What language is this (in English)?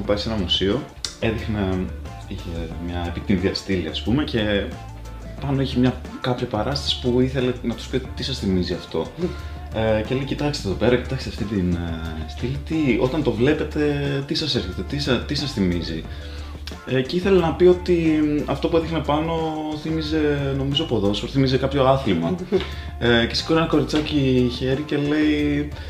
Greek